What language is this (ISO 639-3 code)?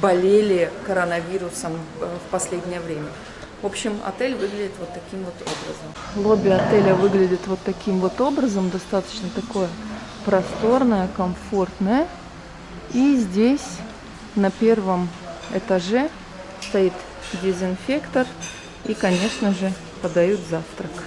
rus